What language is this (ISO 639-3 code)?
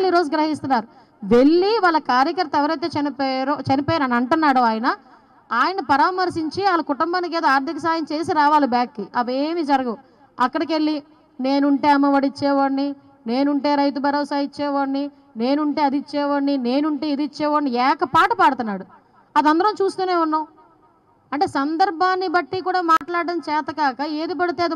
tel